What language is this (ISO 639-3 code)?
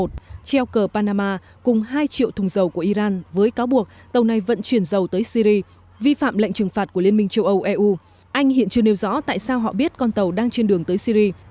vie